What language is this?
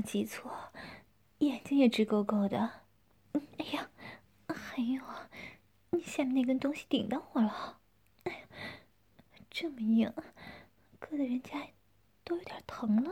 Chinese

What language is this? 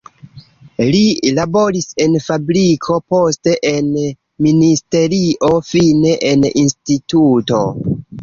Esperanto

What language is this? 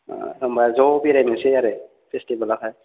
Bodo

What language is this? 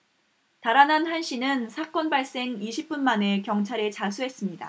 Korean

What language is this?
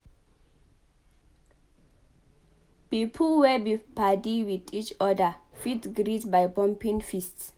Nigerian Pidgin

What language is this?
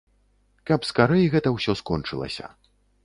Belarusian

